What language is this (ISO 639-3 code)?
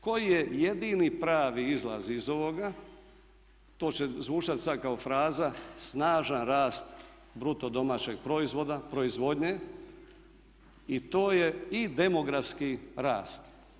hrv